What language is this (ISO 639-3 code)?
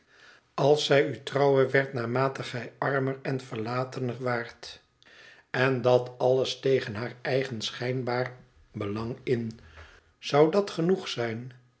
nld